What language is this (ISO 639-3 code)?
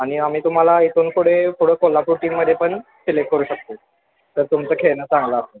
mar